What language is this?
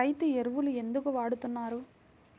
Telugu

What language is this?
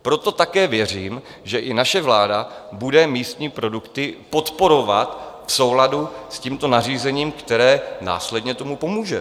Czech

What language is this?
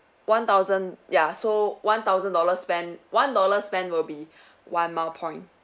English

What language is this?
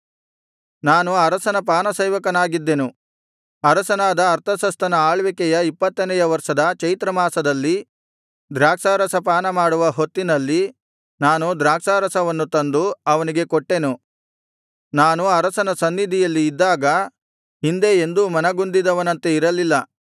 Kannada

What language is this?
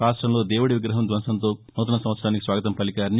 Telugu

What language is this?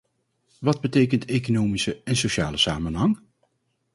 Dutch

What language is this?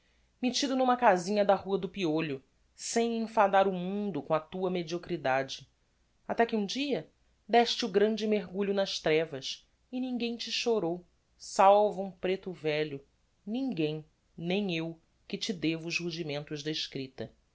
Portuguese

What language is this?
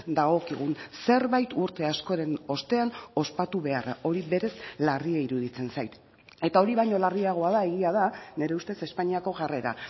Basque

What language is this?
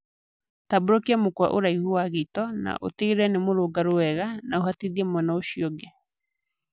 Kikuyu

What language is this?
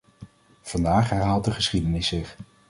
Dutch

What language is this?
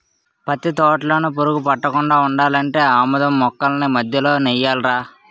Telugu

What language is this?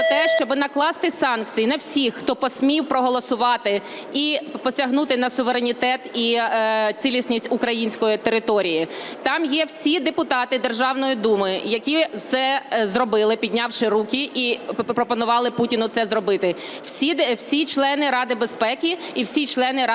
Ukrainian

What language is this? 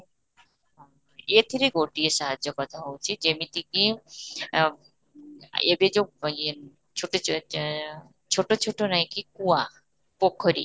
Odia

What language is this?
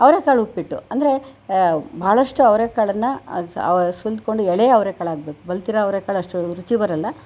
Kannada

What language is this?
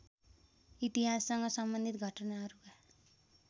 Nepali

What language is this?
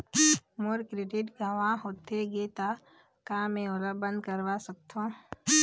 Chhattisgarhi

